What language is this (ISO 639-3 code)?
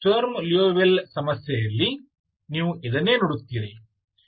kan